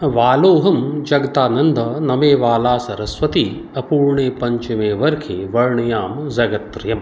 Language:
Maithili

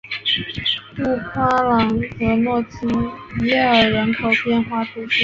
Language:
Chinese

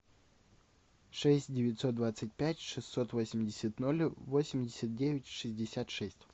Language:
Russian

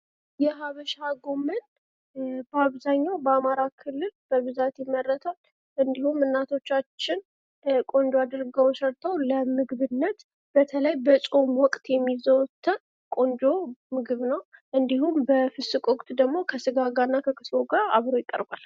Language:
Amharic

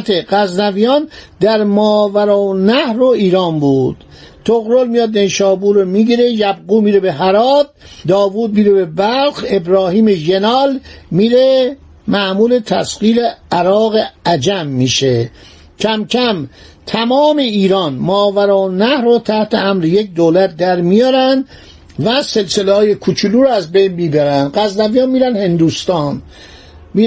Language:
Persian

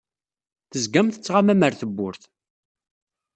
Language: Kabyle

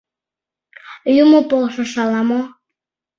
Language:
Mari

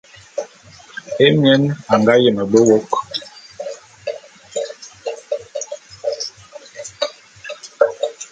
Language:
Bulu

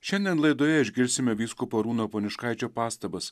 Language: Lithuanian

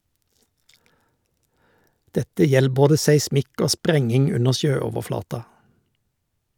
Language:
Norwegian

